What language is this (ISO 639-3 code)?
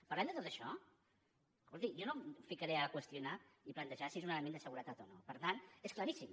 cat